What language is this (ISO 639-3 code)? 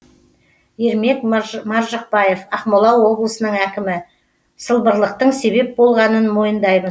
kaz